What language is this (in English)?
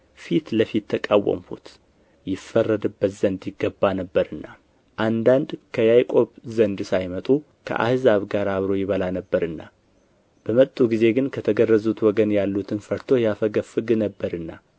Amharic